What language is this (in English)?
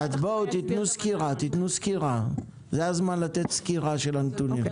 Hebrew